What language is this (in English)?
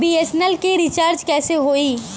Bhojpuri